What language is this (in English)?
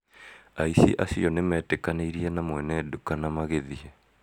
Kikuyu